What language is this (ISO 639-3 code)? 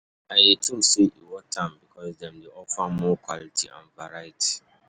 pcm